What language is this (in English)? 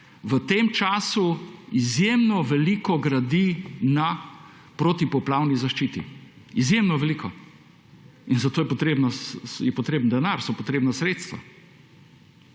Slovenian